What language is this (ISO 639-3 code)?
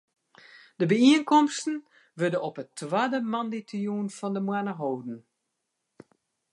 fry